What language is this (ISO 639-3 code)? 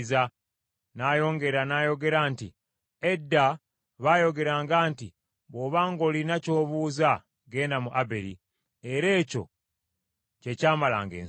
lug